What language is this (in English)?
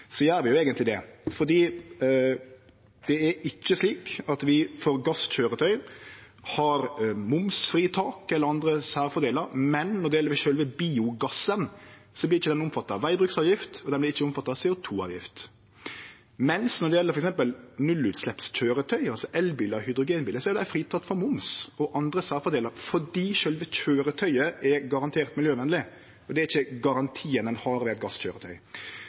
Norwegian Nynorsk